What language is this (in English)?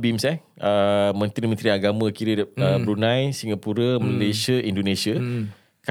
Malay